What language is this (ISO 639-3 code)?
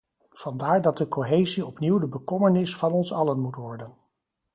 nld